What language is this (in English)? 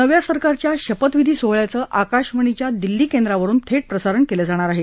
Marathi